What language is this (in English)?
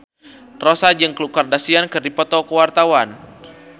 Sundanese